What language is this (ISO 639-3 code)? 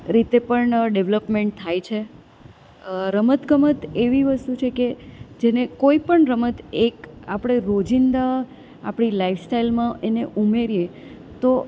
guj